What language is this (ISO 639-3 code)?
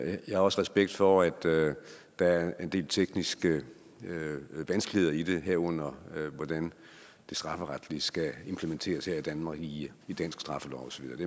dan